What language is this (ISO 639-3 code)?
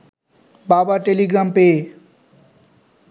ben